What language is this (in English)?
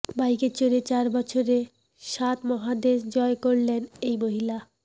Bangla